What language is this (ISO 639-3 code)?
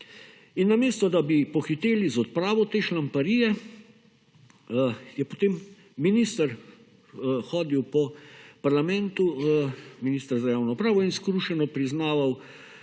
slv